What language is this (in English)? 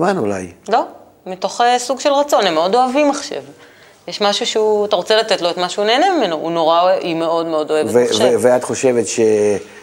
Hebrew